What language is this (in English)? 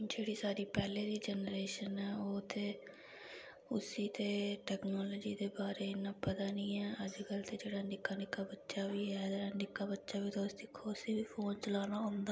Dogri